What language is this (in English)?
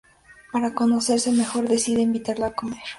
Spanish